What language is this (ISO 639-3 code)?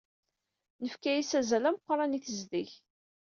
kab